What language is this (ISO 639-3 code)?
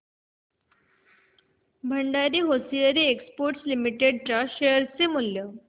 mar